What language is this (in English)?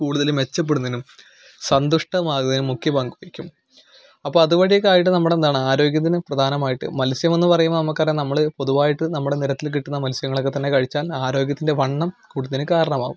Malayalam